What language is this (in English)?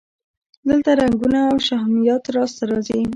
Pashto